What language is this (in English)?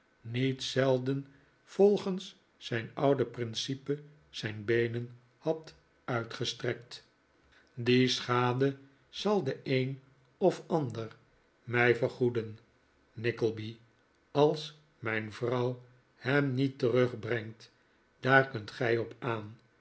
Dutch